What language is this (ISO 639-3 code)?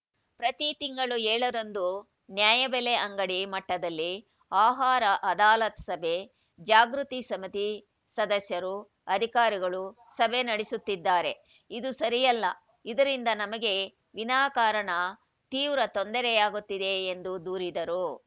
kan